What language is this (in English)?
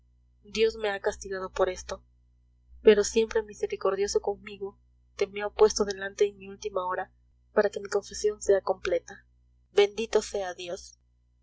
Spanish